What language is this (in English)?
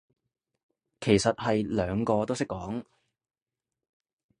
Cantonese